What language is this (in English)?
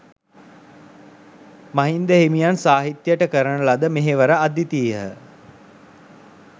Sinhala